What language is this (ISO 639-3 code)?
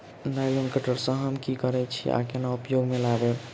mai